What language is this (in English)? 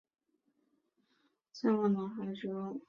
Chinese